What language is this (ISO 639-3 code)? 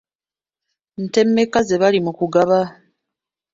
lug